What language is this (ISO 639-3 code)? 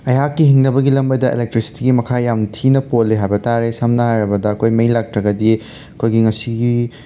mni